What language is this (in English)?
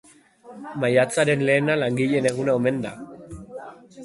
Basque